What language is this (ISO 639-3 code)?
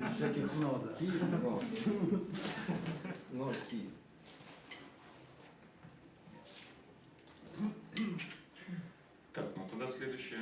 rus